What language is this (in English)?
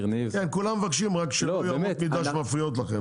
Hebrew